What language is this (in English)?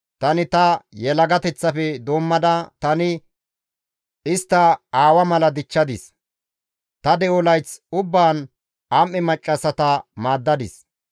Gamo